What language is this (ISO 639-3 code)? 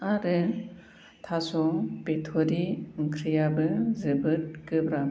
brx